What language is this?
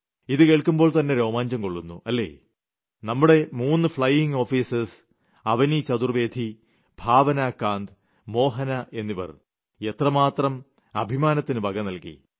Malayalam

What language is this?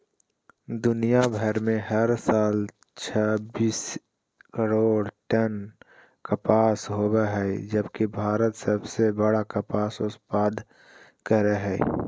Magahi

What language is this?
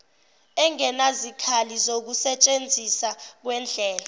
Zulu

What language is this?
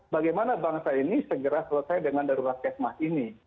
Indonesian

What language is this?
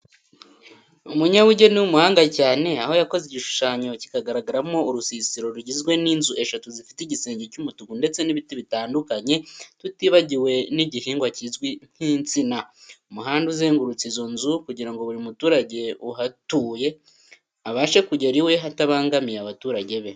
Kinyarwanda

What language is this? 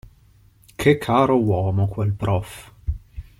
Italian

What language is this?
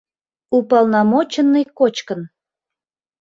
Mari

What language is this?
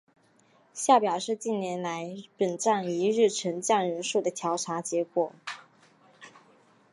Chinese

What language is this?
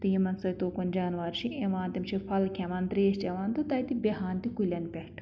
Kashmiri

